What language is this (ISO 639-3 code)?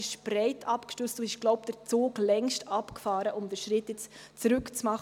gsw